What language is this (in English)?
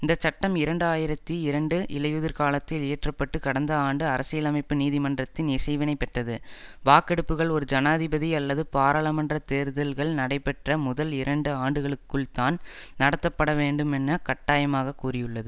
Tamil